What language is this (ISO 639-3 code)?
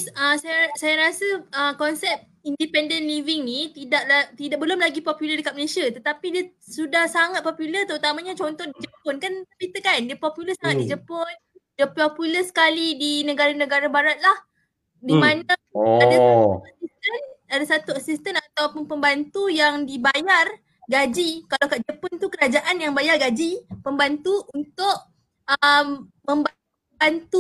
msa